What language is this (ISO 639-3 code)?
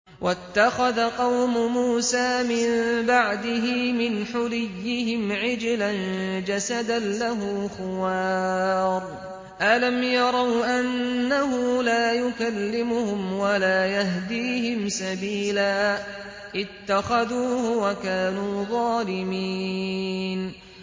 ara